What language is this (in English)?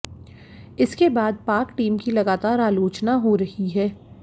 Hindi